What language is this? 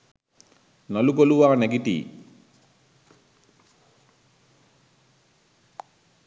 Sinhala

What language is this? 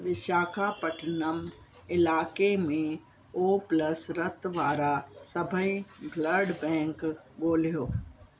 Sindhi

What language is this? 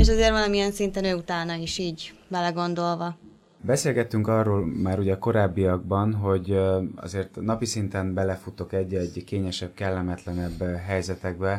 Hungarian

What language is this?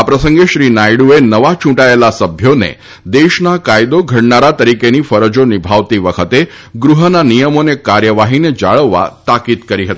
Gujarati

